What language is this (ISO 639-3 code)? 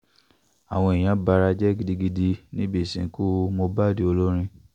yor